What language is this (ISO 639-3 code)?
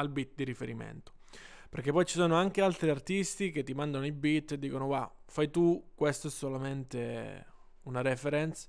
ita